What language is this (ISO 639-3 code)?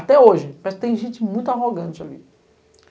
por